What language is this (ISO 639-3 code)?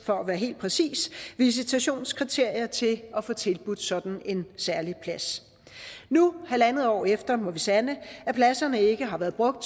dan